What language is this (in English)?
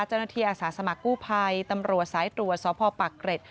Thai